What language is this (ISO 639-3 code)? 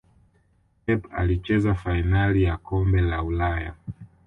swa